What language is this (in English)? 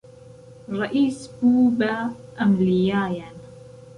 Central Kurdish